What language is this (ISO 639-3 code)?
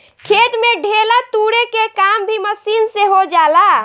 bho